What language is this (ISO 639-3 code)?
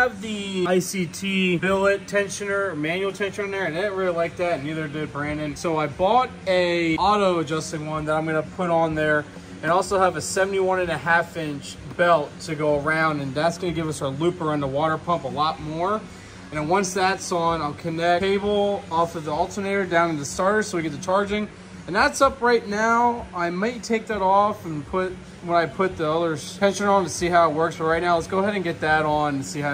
eng